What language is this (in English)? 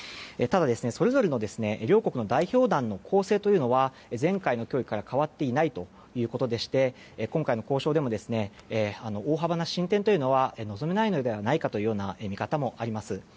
Japanese